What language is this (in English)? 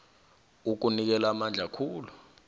South Ndebele